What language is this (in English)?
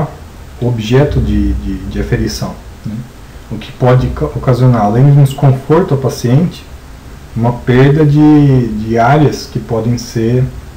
Portuguese